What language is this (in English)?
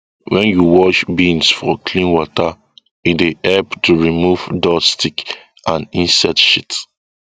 Nigerian Pidgin